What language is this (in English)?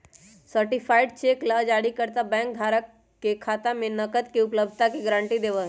Magahi